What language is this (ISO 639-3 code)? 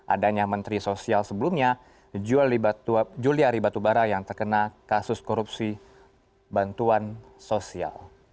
ind